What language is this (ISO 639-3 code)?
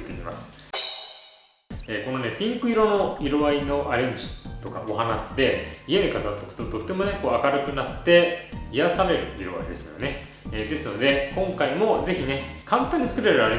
jpn